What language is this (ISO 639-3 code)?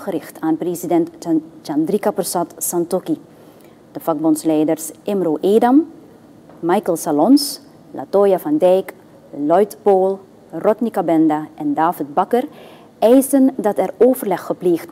nld